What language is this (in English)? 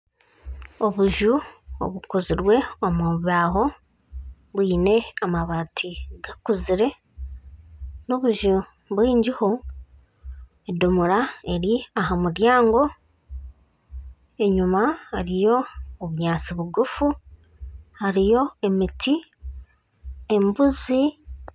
Nyankole